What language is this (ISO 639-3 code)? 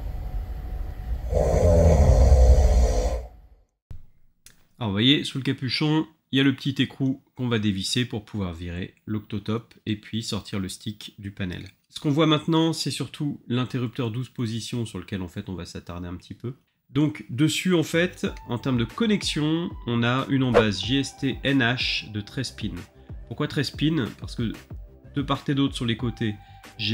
fra